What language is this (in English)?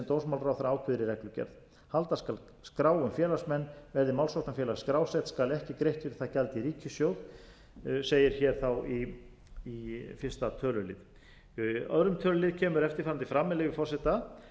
Icelandic